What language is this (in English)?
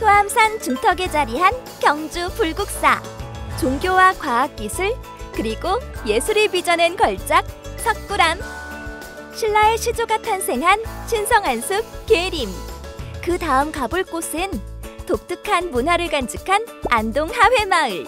Korean